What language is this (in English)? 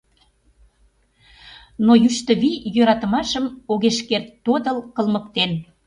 Mari